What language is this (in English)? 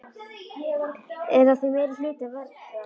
Icelandic